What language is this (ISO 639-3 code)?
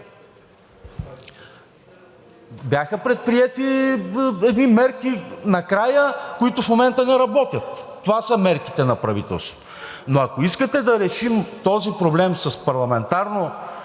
bul